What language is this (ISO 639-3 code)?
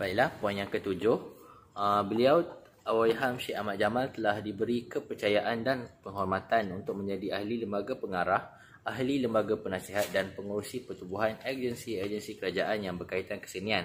msa